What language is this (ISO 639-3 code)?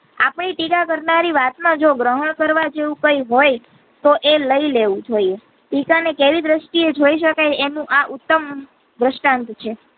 guj